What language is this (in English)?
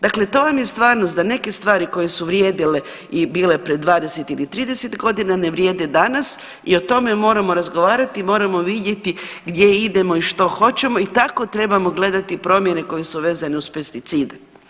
Croatian